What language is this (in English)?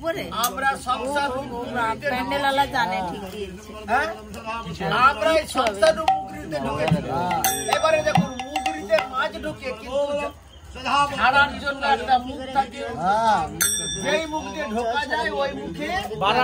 Arabic